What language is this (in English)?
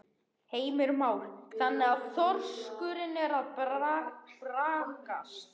Icelandic